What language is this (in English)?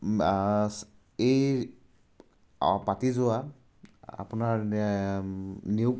Assamese